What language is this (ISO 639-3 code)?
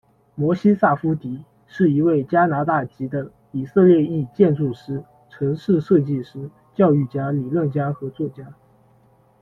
zho